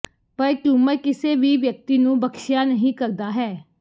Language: Punjabi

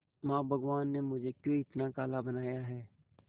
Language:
Hindi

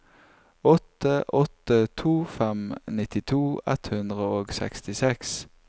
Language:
Norwegian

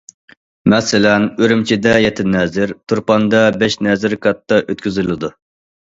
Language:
Uyghur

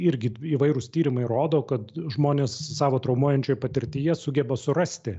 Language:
Lithuanian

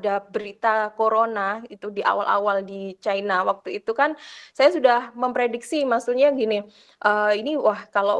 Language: Indonesian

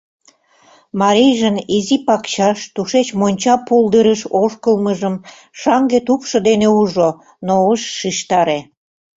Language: Mari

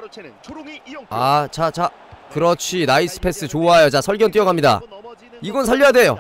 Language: Korean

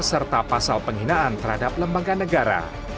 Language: Indonesian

